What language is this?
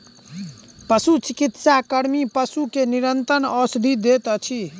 Maithili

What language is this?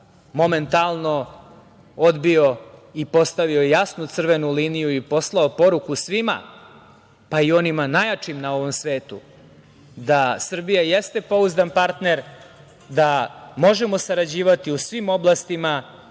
Serbian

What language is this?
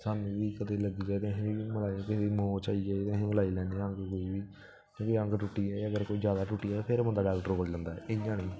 Dogri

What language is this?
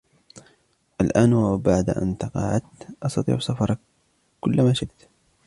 Arabic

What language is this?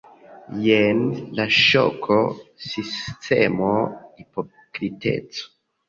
Esperanto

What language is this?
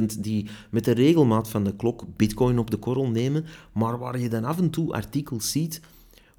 Dutch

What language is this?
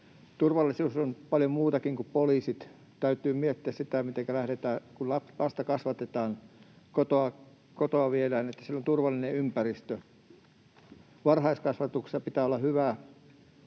Finnish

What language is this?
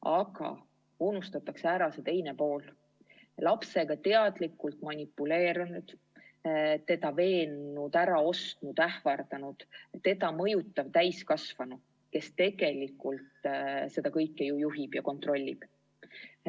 Estonian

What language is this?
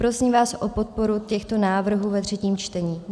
Czech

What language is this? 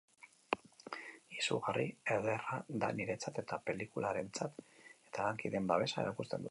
Basque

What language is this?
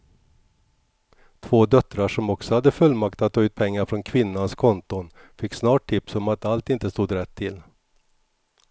Swedish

